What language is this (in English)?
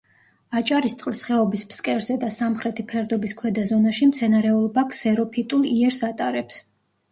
Georgian